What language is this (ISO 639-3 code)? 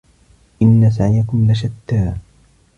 ara